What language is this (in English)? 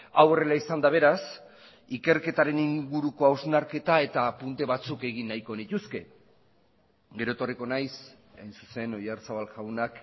Basque